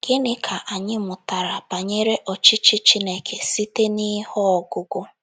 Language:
Igbo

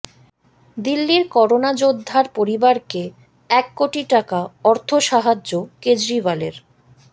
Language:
Bangla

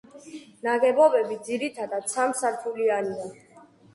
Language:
Georgian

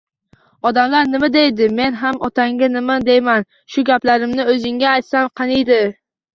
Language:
Uzbek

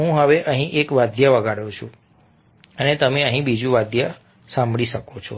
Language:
Gujarati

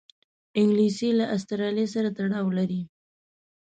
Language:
Pashto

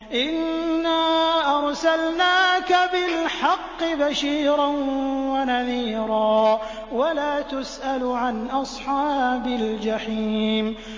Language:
Arabic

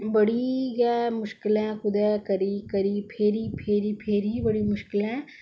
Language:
Dogri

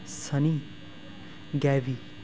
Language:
Punjabi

